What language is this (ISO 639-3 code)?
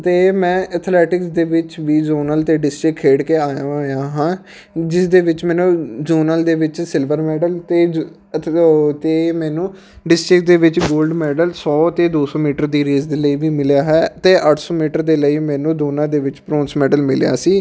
pan